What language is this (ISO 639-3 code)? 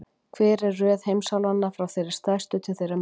isl